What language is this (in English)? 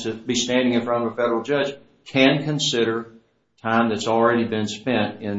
English